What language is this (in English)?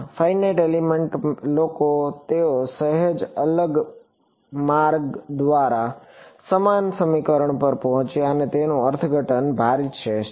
Gujarati